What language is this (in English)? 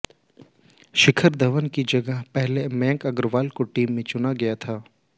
Hindi